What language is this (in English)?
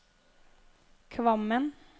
Norwegian